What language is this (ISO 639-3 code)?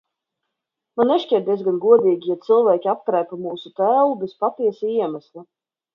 lav